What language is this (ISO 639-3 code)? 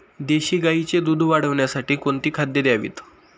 mar